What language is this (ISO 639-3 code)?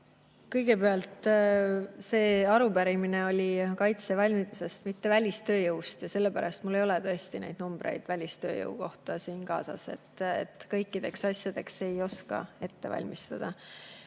est